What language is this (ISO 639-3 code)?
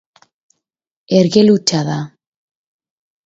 eus